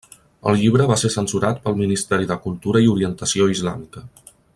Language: Catalan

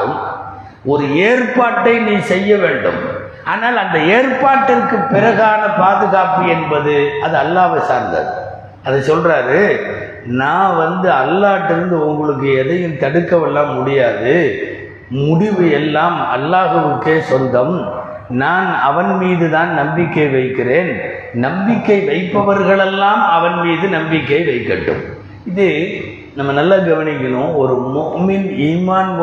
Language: Tamil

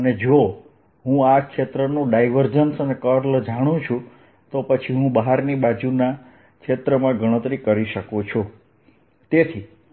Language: Gujarati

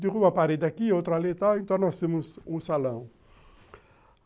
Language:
Portuguese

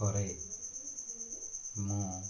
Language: Odia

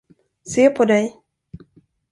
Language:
Swedish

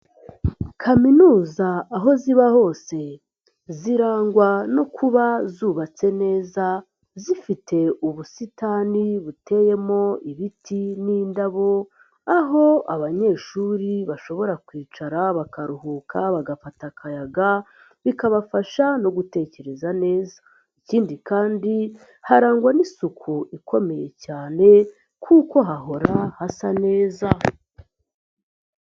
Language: Kinyarwanda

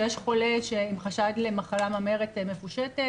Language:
Hebrew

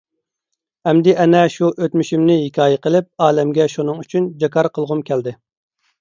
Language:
Uyghur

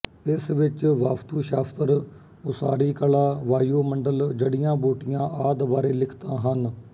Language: Punjabi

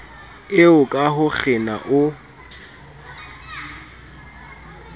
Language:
Southern Sotho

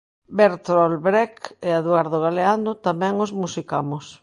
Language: Galician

